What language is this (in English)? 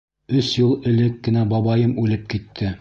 Bashkir